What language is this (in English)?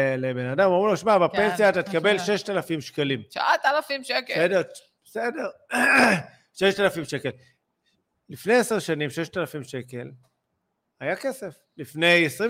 Hebrew